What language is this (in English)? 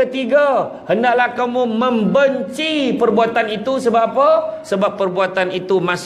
Malay